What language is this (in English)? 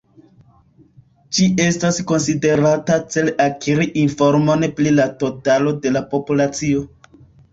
Esperanto